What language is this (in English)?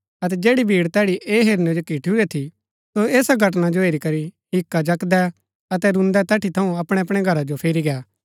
Gaddi